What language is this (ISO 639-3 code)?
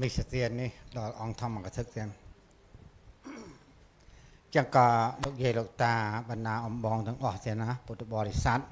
vie